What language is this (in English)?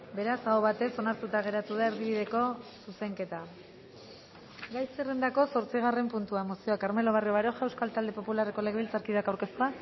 Basque